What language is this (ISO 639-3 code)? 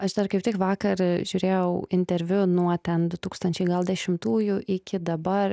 lit